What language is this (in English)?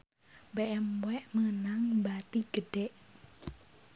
Sundanese